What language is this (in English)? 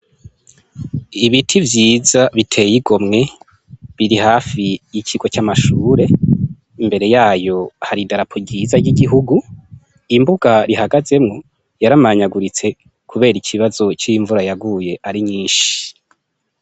Rundi